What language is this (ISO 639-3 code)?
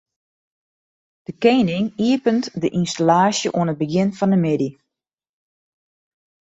fry